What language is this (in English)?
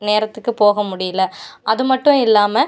Tamil